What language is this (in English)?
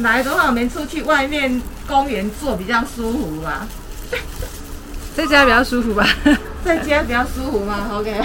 Chinese